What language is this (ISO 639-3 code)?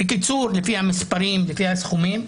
heb